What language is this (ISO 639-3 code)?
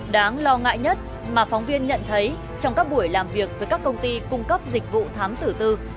vie